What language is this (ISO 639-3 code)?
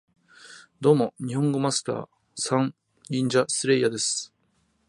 jpn